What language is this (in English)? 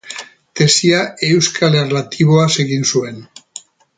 Basque